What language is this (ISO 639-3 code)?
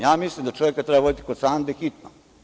srp